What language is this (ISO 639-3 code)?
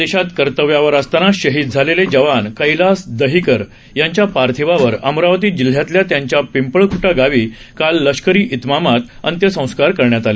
mar